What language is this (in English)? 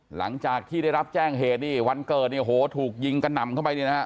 Thai